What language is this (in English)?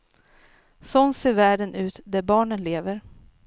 Swedish